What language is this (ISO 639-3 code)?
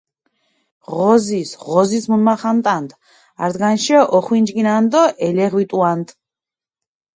xmf